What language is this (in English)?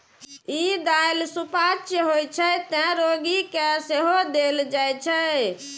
Maithili